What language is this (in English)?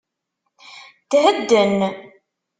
Kabyle